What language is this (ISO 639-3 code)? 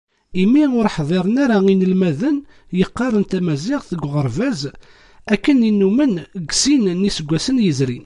kab